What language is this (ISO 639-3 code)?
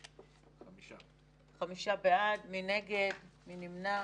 heb